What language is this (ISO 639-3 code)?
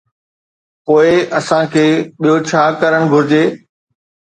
snd